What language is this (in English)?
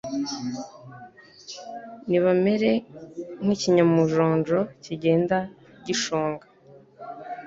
Kinyarwanda